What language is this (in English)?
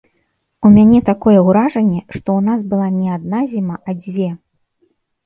Belarusian